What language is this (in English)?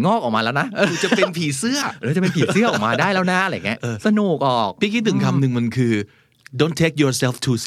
Thai